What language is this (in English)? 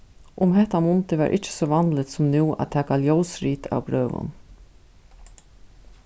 Faroese